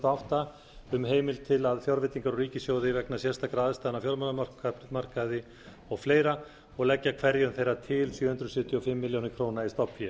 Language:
Icelandic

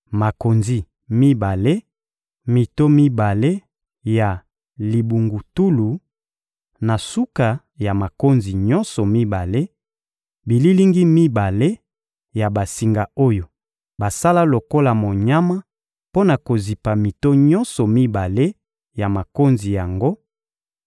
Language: Lingala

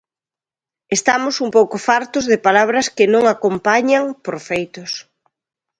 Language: Galician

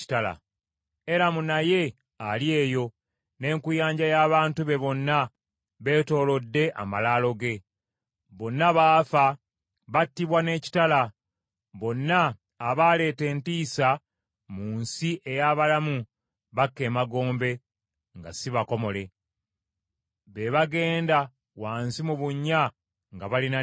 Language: Ganda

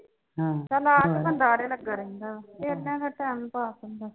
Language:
Punjabi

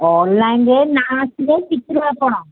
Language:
Odia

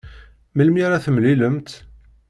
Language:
Kabyle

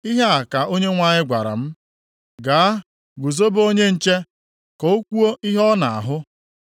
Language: Igbo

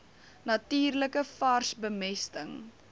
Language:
Afrikaans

